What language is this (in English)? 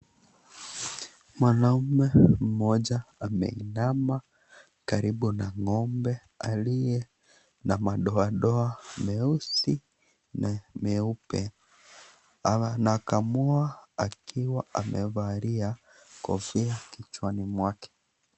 Swahili